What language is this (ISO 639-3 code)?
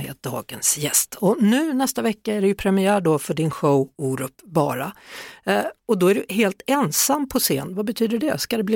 swe